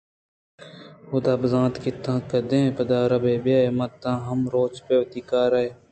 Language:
Eastern Balochi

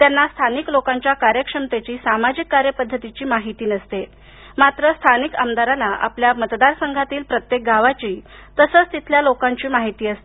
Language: Marathi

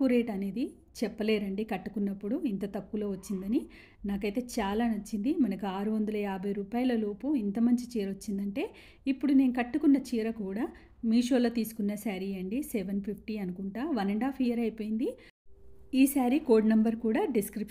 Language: Telugu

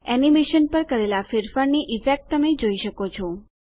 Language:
Gujarati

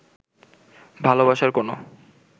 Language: Bangla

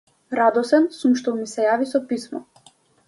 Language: Macedonian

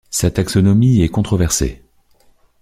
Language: French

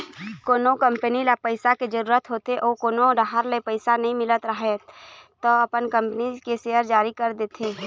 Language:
Chhattisgarhi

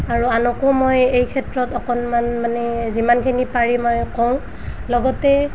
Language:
Assamese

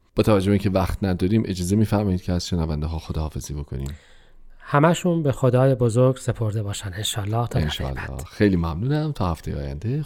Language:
Persian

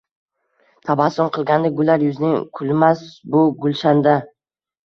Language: Uzbek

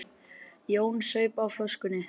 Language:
Icelandic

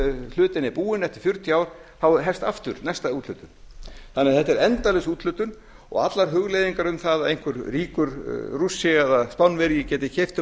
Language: Icelandic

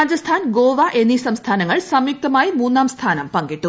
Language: Malayalam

